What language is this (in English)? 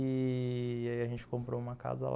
Portuguese